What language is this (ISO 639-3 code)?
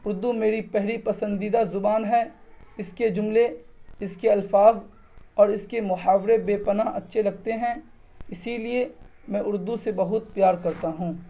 urd